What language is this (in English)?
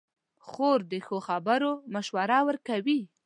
Pashto